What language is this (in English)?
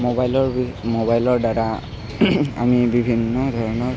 Assamese